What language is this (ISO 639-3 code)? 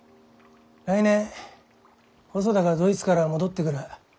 jpn